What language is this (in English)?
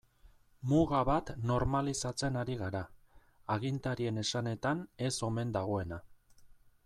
Basque